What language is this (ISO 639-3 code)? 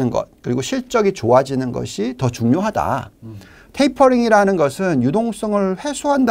kor